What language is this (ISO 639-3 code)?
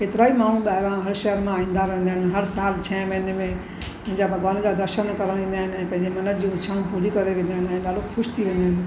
snd